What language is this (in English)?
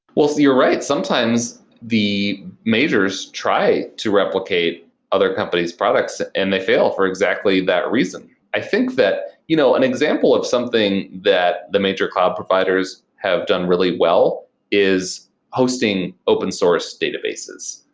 English